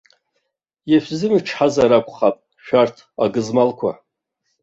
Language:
Abkhazian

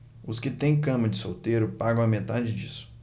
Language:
Portuguese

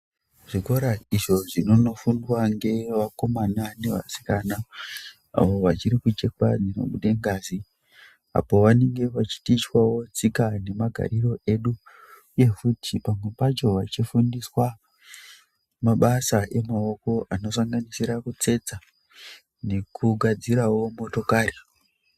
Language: Ndau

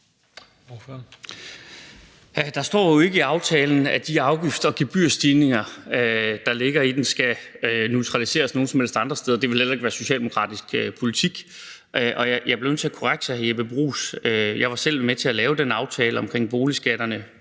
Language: Danish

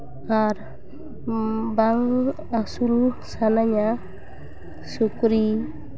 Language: Santali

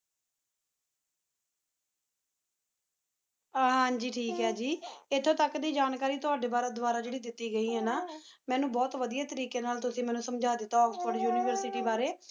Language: Punjabi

